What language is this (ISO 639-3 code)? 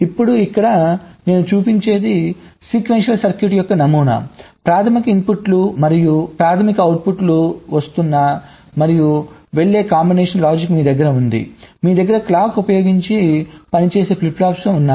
tel